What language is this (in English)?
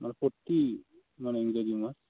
Santali